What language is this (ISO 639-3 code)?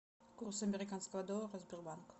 rus